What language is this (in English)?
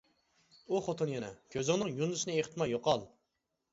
Uyghur